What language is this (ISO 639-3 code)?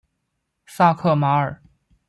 zho